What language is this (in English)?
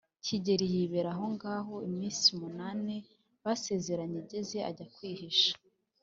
Kinyarwanda